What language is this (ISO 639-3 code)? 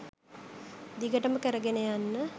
sin